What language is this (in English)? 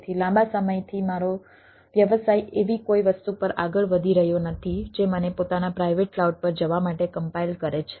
Gujarati